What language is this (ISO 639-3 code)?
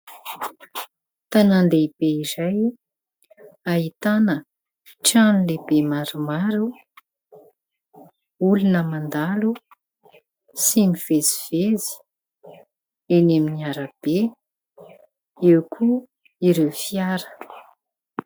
mlg